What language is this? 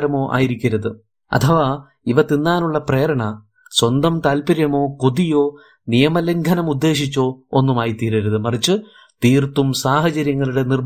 Malayalam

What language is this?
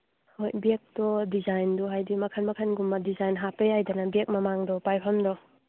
Manipuri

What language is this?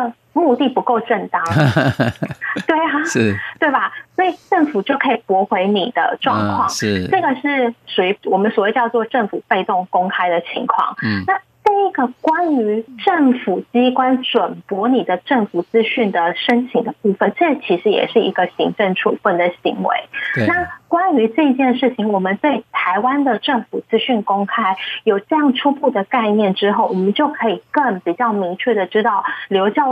Chinese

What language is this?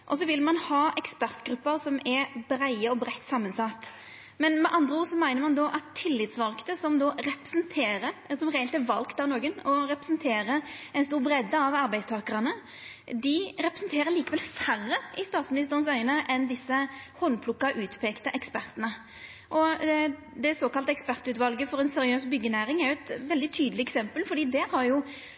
Norwegian Nynorsk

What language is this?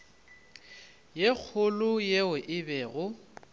Northern Sotho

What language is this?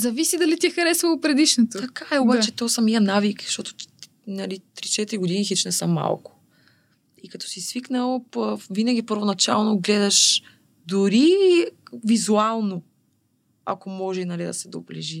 Bulgarian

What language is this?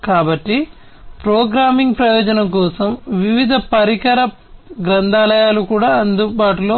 Telugu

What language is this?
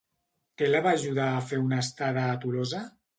Catalan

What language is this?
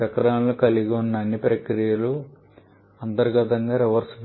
Telugu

